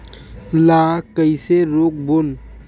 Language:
Chhattisgarhi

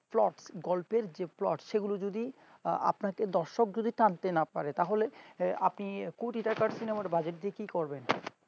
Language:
Bangla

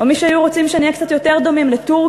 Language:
Hebrew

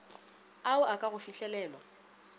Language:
Northern Sotho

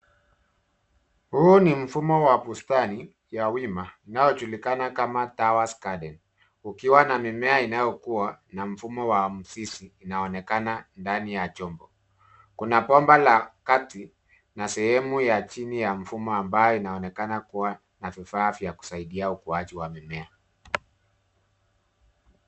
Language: Swahili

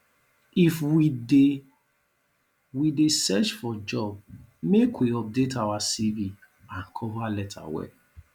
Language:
Nigerian Pidgin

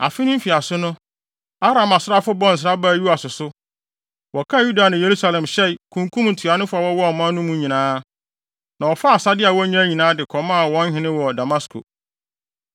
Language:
Akan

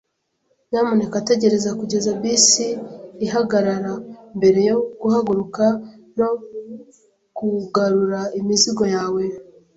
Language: Kinyarwanda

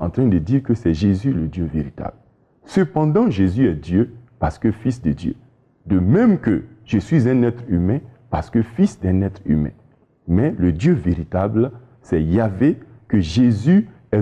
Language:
French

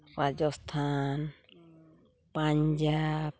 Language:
Santali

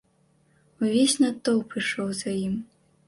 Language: Belarusian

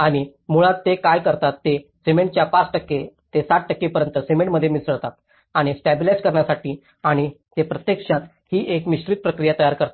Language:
Marathi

